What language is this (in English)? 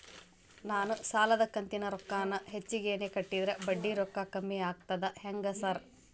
Kannada